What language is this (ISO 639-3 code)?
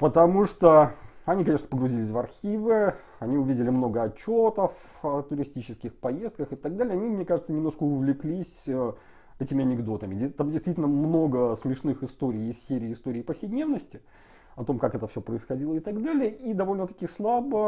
rus